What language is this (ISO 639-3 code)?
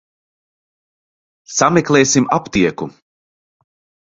lav